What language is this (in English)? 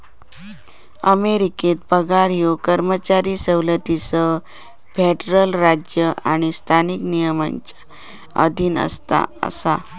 Marathi